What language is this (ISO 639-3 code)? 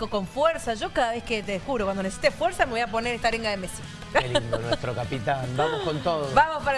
spa